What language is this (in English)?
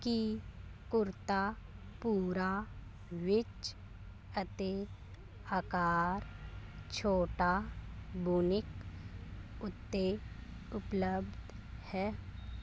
Punjabi